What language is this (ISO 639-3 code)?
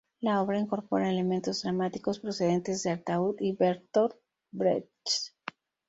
spa